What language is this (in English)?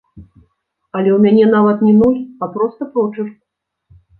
Belarusian